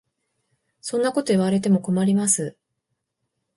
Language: Japanese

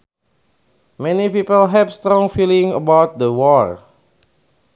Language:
Sundanese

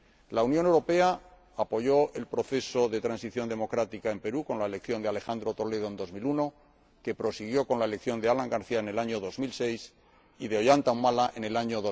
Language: Spanish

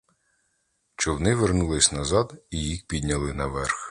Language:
Ukrainian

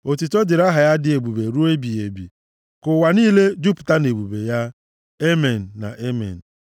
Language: Igbo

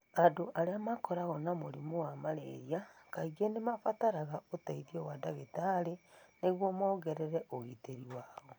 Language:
Kikuyu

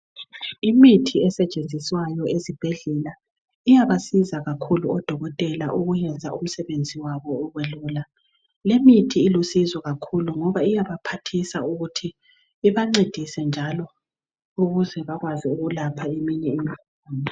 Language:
North Ndebele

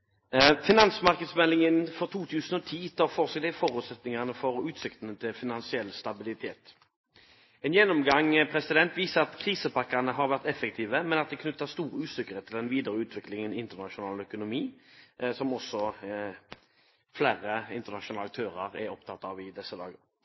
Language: Norwegian Bokmål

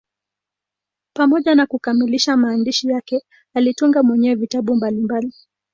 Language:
Swahili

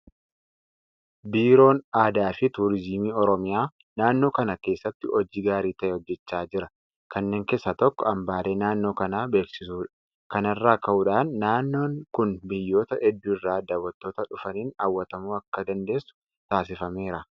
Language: Oromo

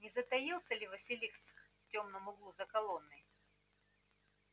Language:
Russian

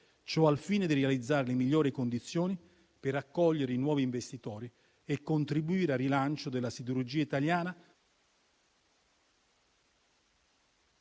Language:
Italian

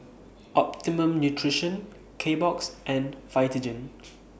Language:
English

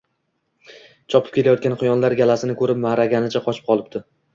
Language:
Uzbek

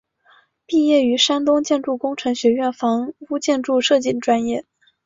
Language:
Chinese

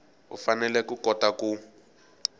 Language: Tsonga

